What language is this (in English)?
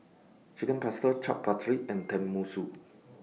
English